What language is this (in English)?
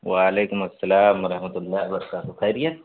Urdu